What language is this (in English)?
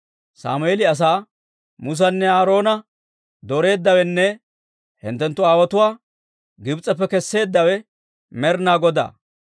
Dawro